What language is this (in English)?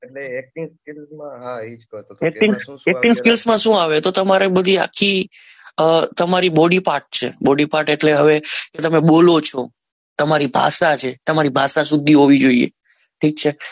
Gujarati